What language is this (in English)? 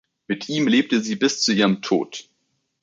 German